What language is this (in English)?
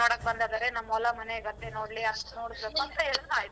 Kannada